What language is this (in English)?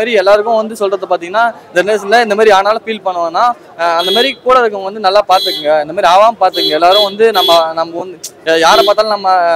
Tamil